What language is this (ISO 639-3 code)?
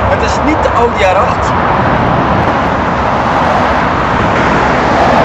nld